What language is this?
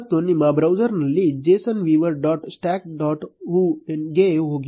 Kannada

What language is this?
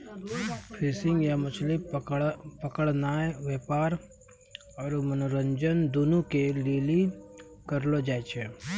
Maithili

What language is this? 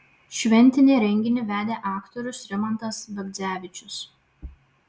Lithuanian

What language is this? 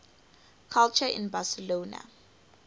English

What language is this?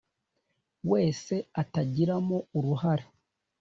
Kinyarwanda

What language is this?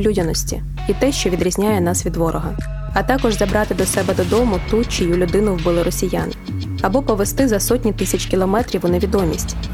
Ukrainian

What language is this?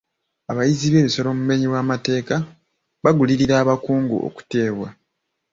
Ganda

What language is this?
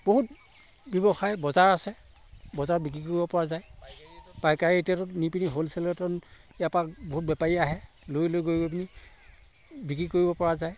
Assamese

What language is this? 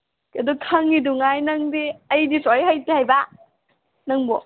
Manipuri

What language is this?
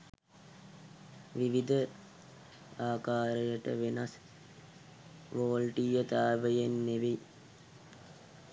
Sinhala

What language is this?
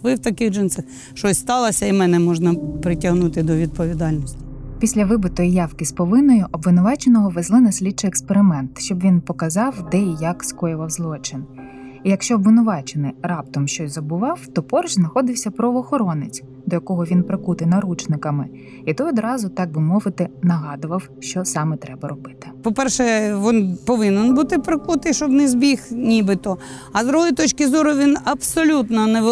Ukrainian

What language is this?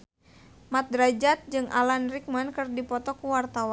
Sundanese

